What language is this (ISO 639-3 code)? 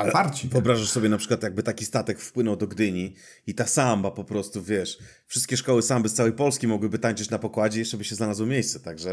pol